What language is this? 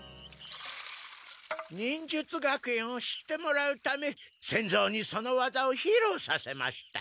Japanese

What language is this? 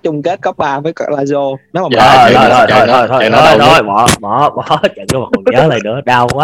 Vietnamese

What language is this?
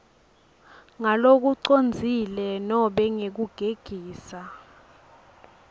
Swati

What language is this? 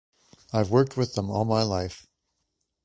English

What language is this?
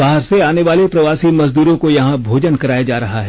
Hindi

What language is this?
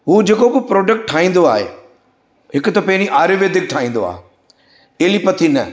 Sindhi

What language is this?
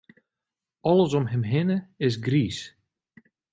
Western Frisian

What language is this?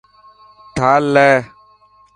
Dhatki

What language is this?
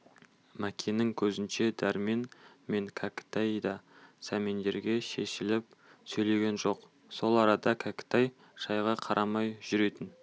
Kazakh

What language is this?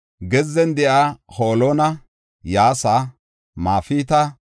Gofa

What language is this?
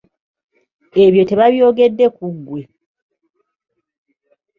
Ganda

